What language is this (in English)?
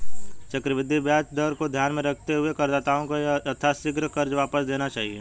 Hindi